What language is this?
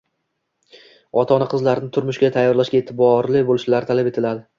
Uzbek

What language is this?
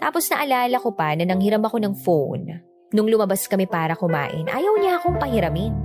Filipino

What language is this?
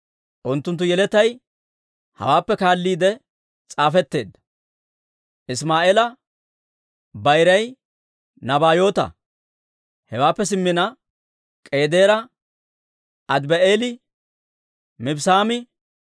Dawro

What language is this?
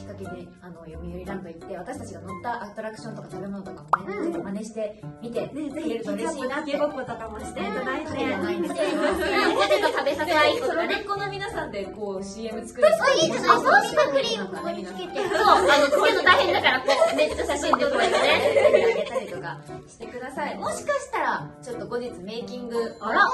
Japanese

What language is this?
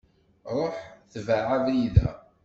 Kabyle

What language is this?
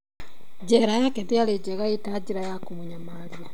Kikuyu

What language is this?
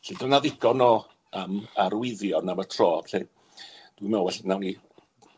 Welsh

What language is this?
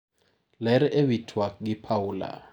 Luo (Kenya and Tanzania)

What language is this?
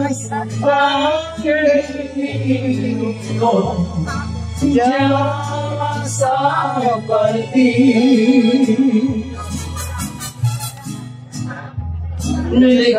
Spanish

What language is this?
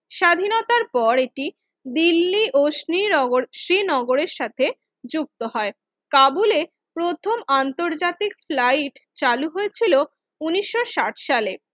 Bangla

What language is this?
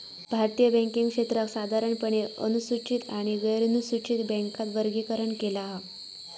Marathi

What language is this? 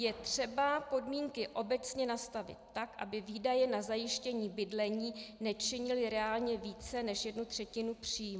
Czech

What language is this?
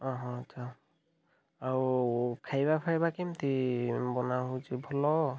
Odia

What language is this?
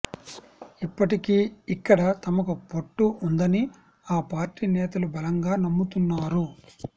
Telugu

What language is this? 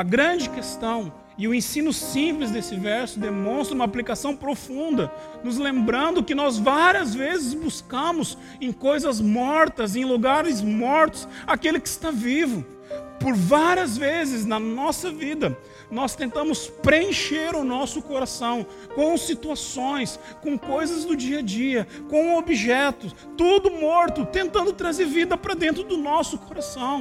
Portuguese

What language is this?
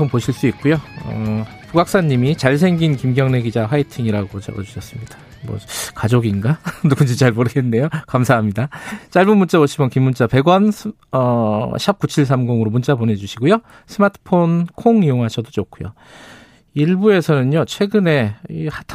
Korean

